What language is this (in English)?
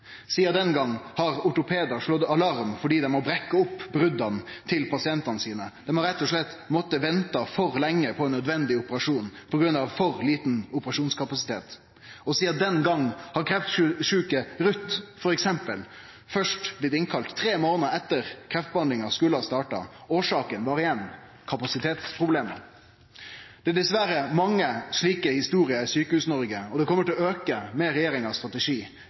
Norwegian Nynorsk